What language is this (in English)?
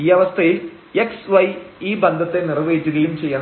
Malayalam